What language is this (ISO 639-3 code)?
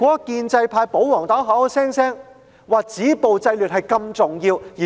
yue